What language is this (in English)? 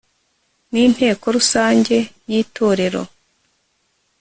Kinyarwanda